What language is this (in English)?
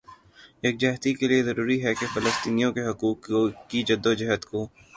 Urdu